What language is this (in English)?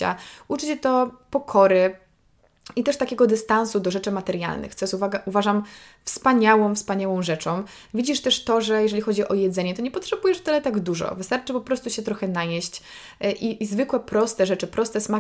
Polish